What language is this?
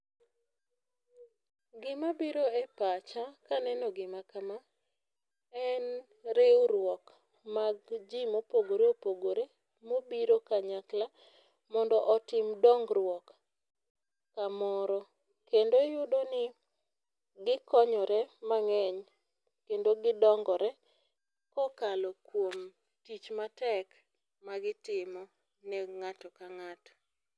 Luo (Kenya and Tanzania)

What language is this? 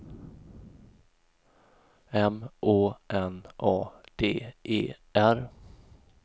Swedish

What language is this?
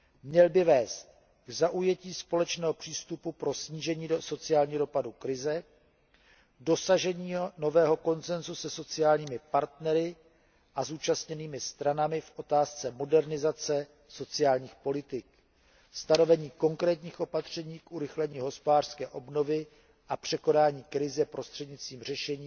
Czech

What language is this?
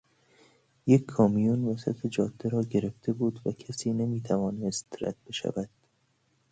Persian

